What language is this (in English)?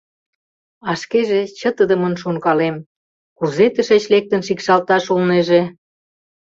Mari